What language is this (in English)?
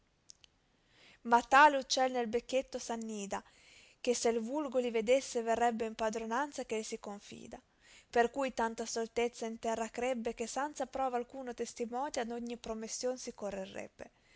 Italian